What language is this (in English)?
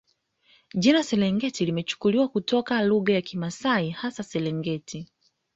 Swahili